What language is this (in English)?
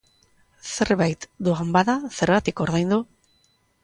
Basque